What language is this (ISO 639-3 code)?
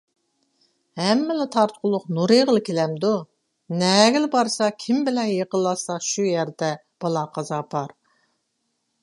uig